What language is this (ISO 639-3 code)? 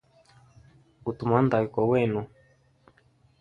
hem